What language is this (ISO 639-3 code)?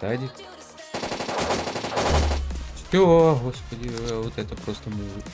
rus